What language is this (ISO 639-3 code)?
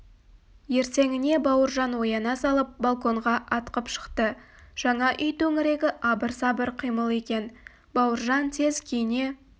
kaz